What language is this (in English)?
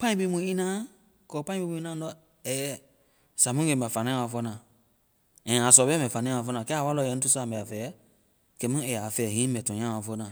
Vai